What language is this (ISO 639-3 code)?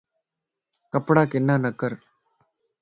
lss